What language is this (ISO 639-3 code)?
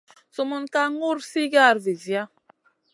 mcn